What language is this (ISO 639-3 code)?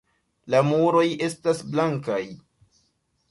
epo